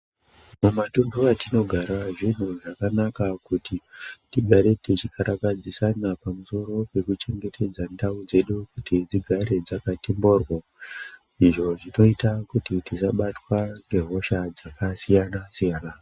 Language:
Ndau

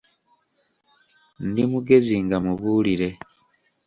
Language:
Ganda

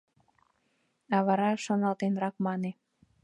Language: Mari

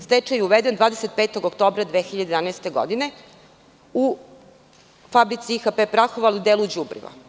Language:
Serbian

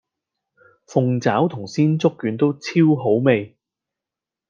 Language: Cantonese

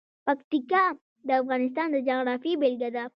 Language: Pashto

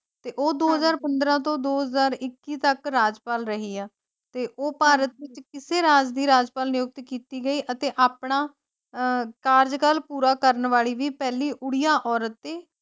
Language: Punjabi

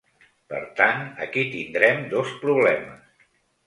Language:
Catalan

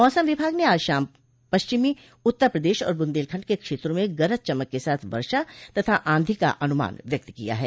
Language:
Hindi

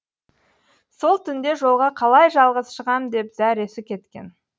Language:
Kazakh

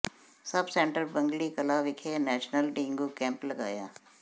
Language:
Punjabi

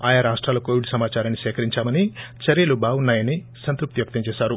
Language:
Telugu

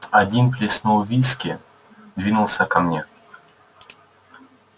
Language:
Russian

